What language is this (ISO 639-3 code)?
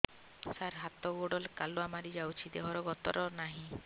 ori